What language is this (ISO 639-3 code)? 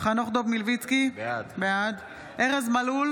heb